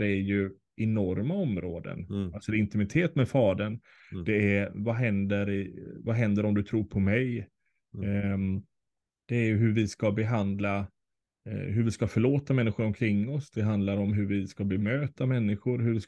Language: Swedish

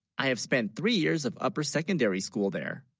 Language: English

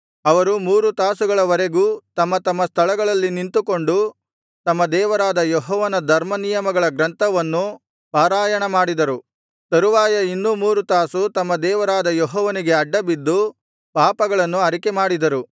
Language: Kannada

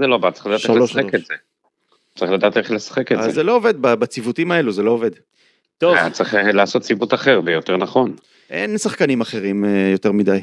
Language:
Hebrew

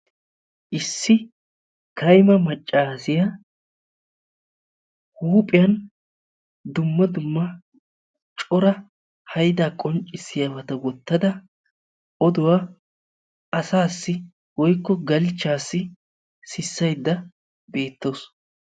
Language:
Wolaytta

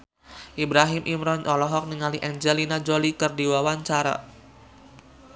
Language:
Sundanese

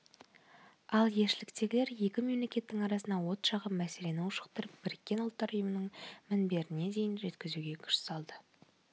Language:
Kazakh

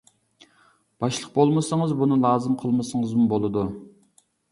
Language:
Uyghur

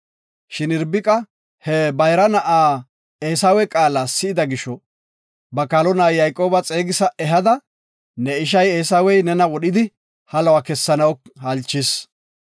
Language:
Gofa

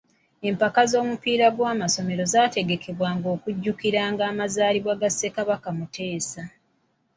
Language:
Ganda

